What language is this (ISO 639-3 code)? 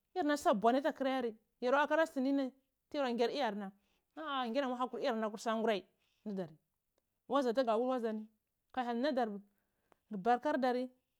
ckl